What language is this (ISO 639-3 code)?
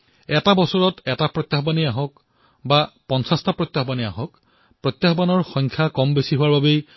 asm